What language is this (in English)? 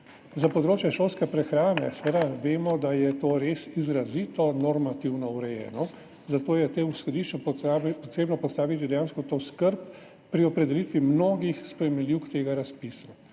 Slovenian